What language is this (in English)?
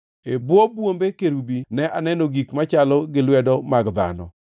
Luo (Kenya and Tanzania)